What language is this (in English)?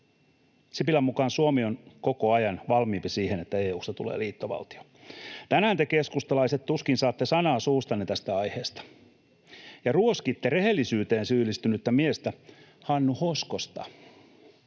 Finnish